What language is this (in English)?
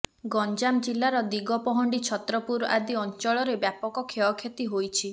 Odia